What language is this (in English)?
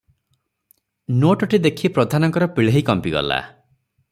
Odia